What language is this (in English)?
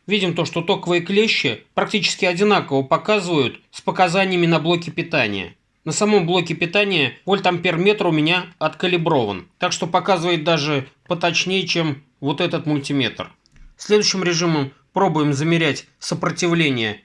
Russian